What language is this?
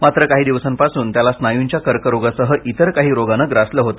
Marathi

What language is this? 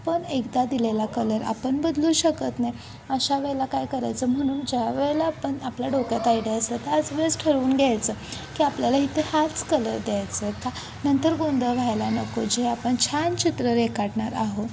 Marathi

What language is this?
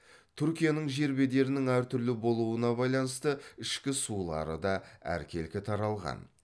Kazakh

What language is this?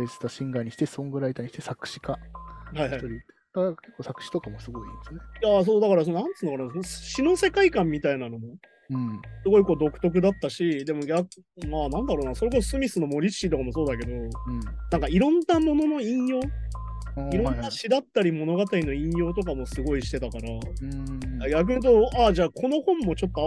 Japanese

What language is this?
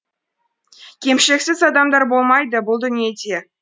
Kazakh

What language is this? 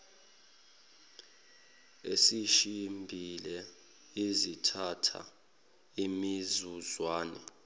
Zulu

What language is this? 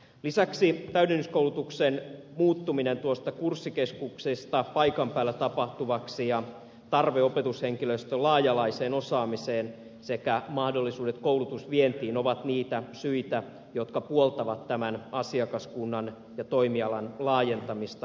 Finnish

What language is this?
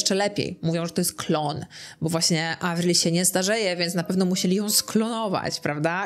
Polish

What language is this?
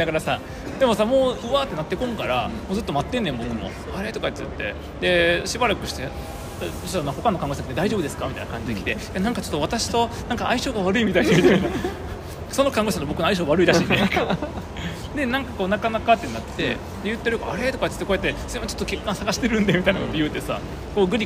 Japanese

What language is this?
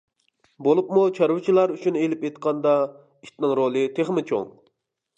Uyghur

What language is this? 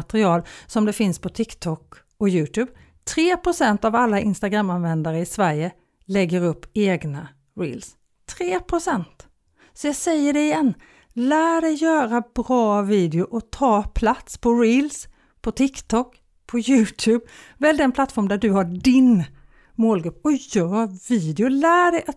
Swedish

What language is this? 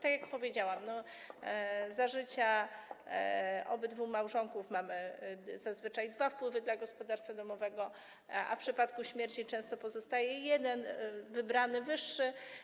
Polish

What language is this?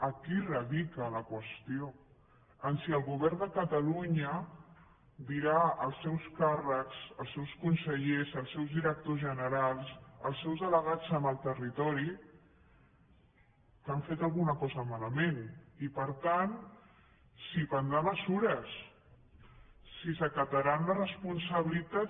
Catalan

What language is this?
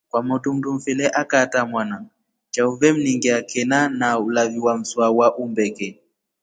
Rombo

